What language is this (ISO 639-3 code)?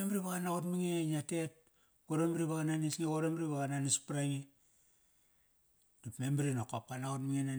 ckr